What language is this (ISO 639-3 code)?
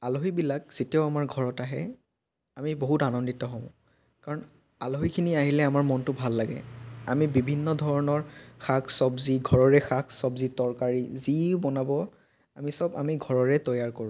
asm